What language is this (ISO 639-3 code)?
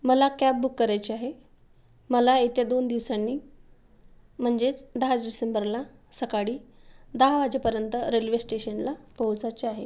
mar